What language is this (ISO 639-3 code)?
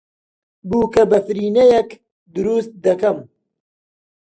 ckb